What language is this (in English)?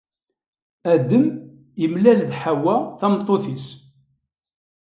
Kabyle